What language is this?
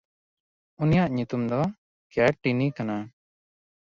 Santali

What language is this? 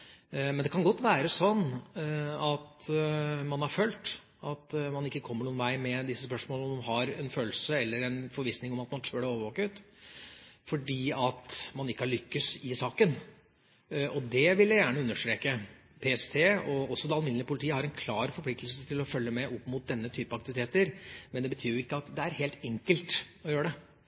Norwegian Bokmål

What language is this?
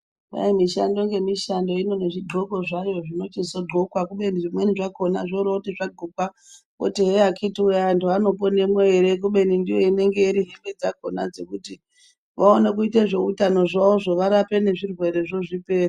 Ndau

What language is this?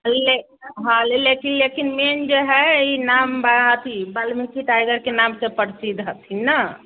Maithili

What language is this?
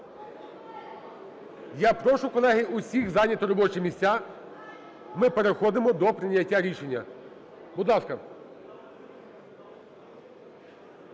Ukrainian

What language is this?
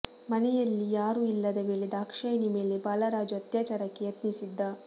Kannada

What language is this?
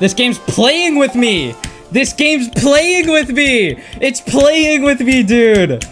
English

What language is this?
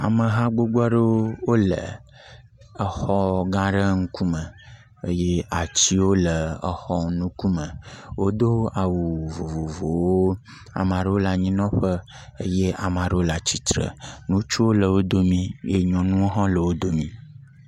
Ewe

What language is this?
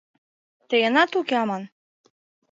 Mari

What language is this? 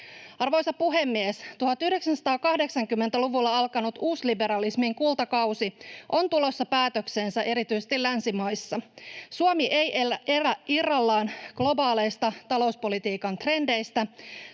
Finnish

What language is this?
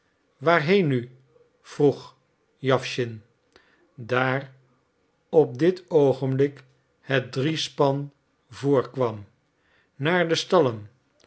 Dutch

